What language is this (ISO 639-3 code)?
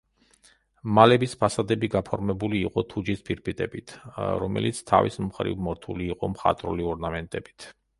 kat